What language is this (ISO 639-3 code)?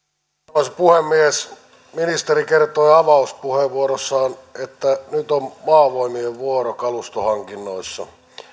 fin